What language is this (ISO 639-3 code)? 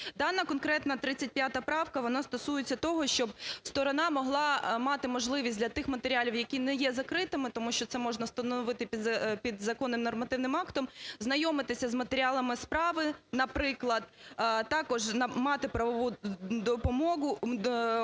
ukr